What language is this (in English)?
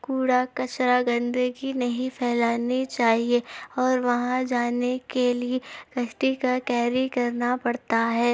Urdu